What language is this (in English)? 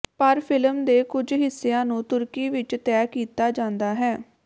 Punjabi